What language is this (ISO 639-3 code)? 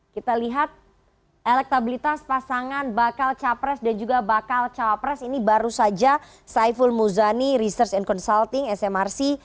ind